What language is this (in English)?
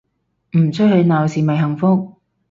Cantonese